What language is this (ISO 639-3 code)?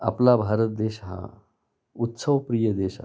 mar